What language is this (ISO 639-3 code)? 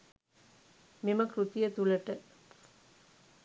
sin